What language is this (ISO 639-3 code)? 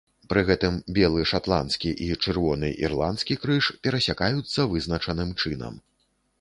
bel